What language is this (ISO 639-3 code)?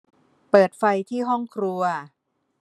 tha